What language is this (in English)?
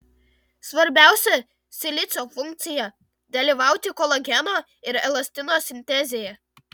Lithuanian